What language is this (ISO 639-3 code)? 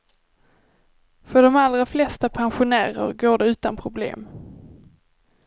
swe